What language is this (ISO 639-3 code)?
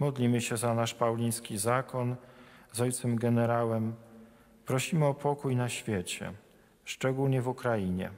pol